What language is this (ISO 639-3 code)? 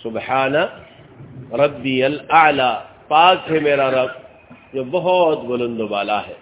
urd